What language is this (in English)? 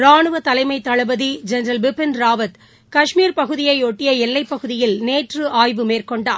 Tamil